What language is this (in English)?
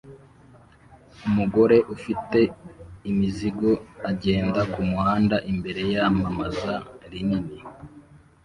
Kinyarwanda